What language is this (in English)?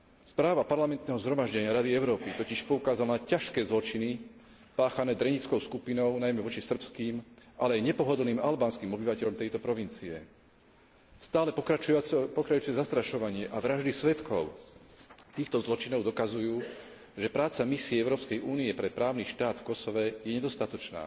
Slovak